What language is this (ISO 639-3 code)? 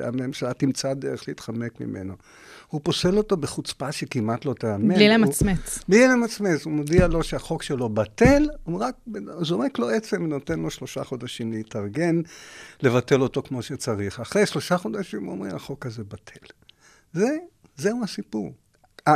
heb